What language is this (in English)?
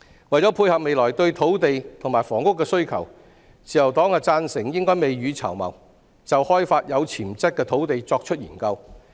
Cantonese